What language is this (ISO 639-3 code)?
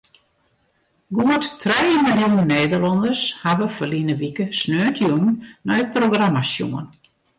fry